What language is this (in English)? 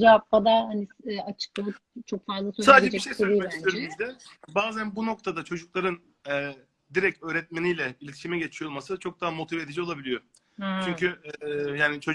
Turkish